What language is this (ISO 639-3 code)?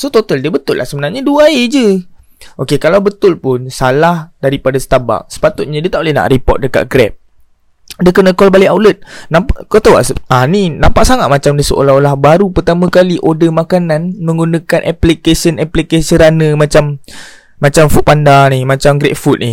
msa